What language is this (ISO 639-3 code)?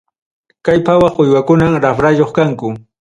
quy